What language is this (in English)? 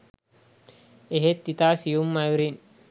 Sinhala